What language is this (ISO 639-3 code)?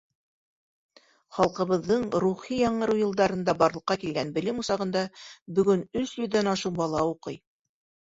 bak